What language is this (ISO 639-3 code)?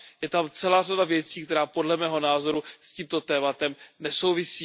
ces